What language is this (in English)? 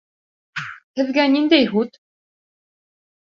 Bashkir